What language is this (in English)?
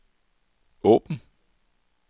Danish